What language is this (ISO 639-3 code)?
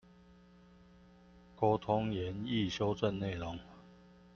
zho